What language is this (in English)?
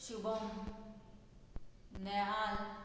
Konkani